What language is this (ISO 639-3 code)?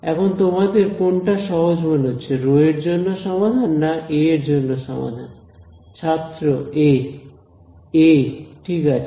ben